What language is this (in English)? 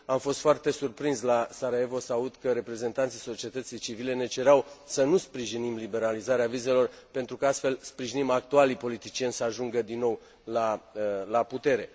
Romanian